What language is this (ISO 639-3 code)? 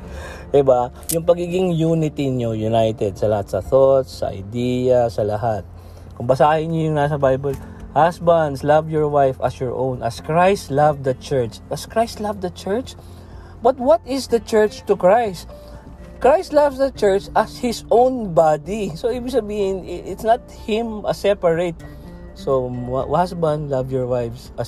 fil